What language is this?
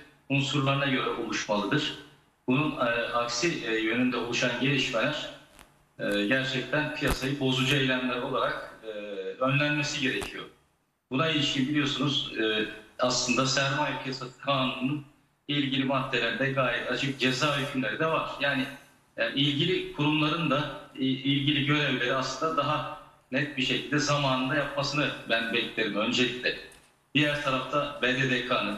Turkish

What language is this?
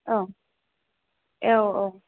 Bodo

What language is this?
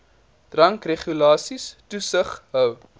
Afrikaans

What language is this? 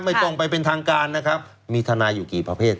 Thai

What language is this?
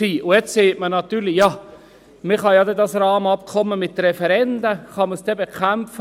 Swiss German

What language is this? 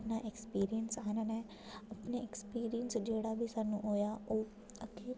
Dogri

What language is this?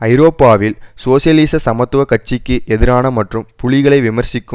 Tamil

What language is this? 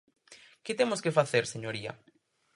Galician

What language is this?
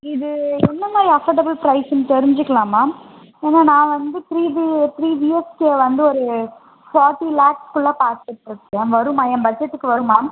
Tamil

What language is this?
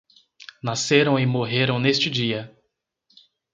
Portuguese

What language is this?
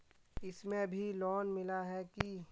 Magahi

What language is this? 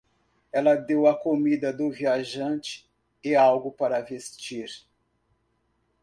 Portuguese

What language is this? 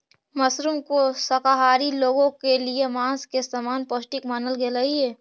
Magahi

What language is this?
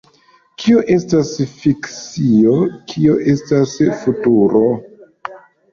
Esperanto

